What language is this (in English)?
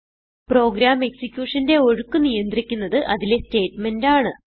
Malayalam